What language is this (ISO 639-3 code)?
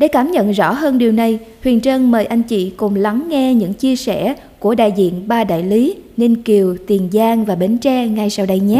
vie